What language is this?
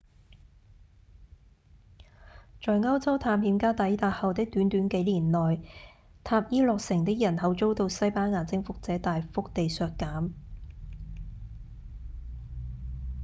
Cantonese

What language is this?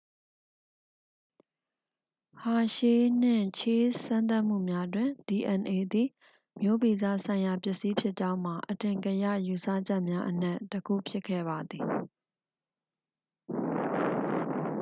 Burmese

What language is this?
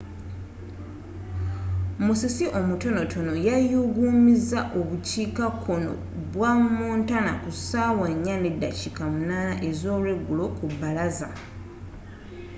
Ganda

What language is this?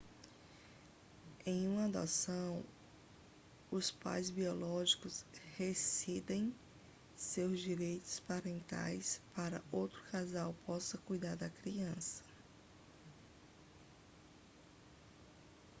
Portuguese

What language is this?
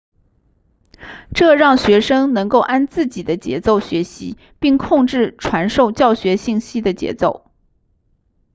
Chinese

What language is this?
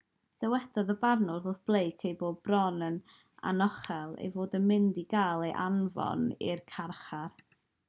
Welsh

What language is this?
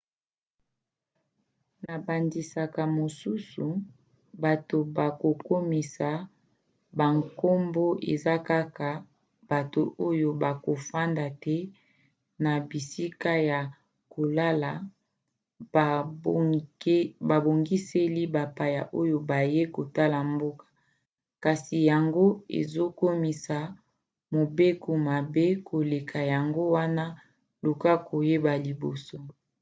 Lingala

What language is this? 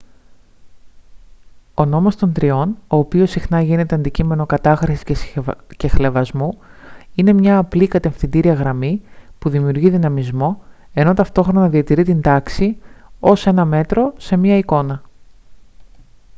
Greek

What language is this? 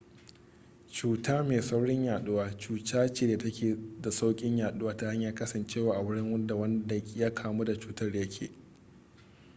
Hausa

